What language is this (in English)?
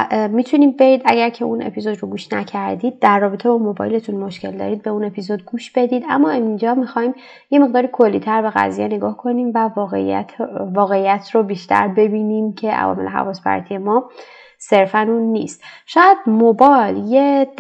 Persian